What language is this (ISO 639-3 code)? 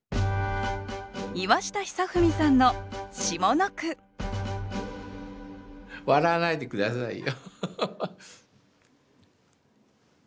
jpn